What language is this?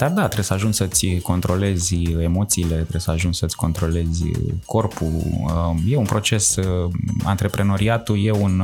Romanian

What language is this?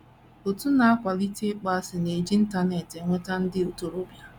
Igbo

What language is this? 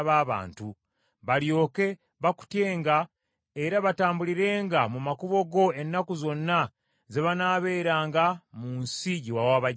Ganda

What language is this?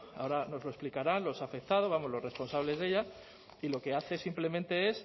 Spanish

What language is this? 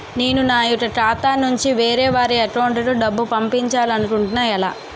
Telugu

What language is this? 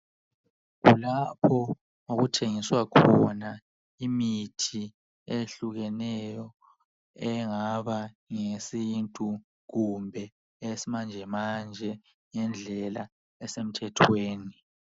North Ndebele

